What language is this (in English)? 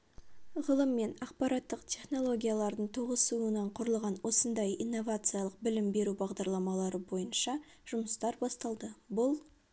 Kazakh